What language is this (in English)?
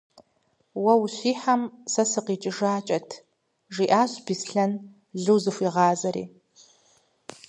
Kabardian